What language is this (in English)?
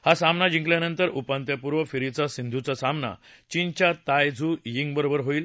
Marathi